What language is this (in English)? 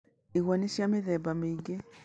Kikuyu